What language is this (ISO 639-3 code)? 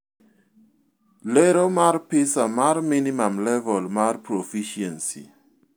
luo